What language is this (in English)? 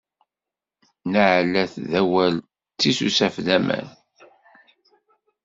Kabyle